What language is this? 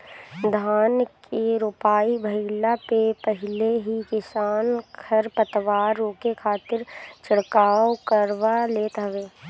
Bhojpuri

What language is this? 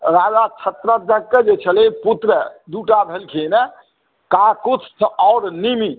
Maithili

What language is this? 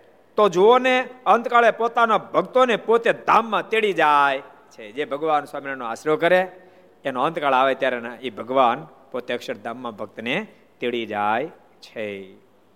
Gujarati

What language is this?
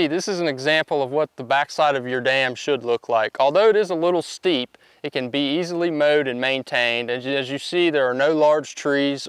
English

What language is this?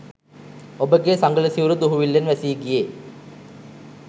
Sinhala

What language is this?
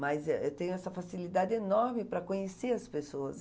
Portuguese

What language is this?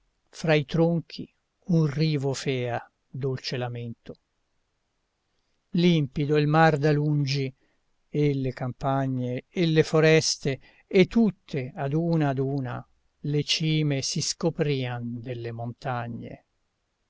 Italian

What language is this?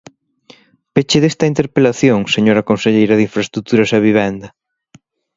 Galician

